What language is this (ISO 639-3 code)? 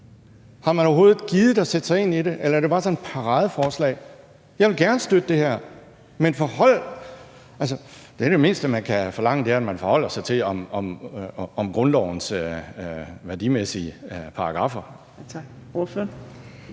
dan